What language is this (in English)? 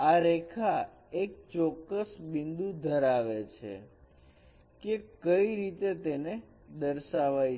Gujarati